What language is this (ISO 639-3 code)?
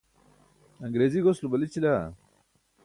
bsk